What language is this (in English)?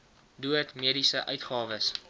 Afrikaans